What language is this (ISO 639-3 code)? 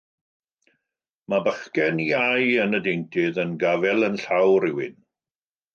cym